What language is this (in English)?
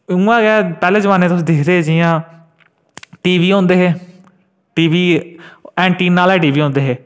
Dogri